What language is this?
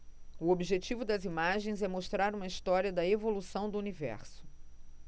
Portuguese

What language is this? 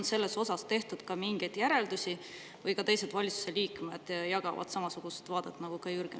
Estonian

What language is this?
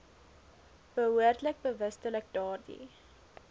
Afrikaans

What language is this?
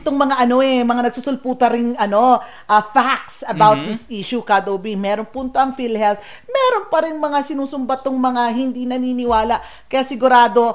Filipino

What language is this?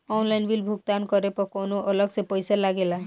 Bhojpuri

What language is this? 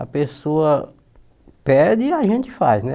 Portuguese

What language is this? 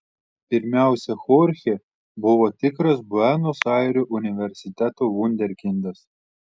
Lithuanian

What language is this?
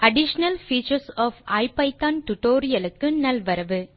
Tamil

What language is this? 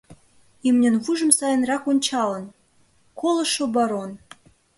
Mari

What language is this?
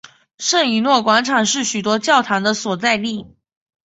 Chinese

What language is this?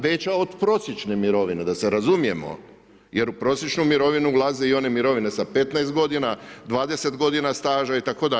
Croatian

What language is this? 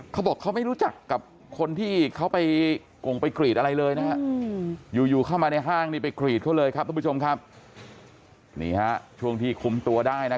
Thai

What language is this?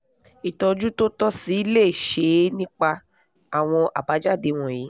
Yoruba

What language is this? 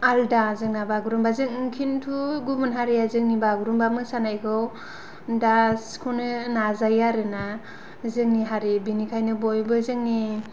Bodo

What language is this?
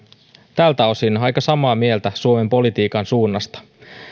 Finnish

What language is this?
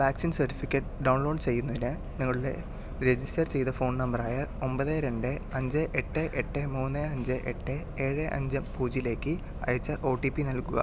Malayalam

